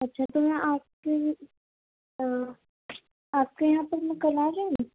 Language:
Urdu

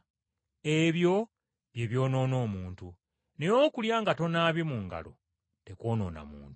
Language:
Ganda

